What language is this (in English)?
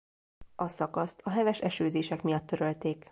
Hungarian